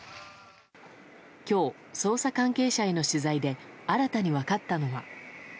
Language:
Japanese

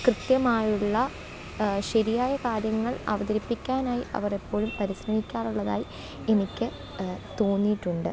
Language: Malayalam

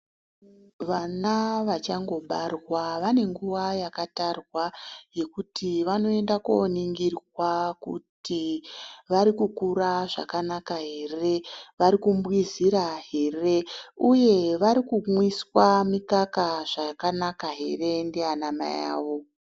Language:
Ndau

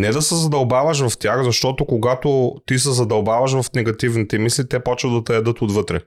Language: Bulgarian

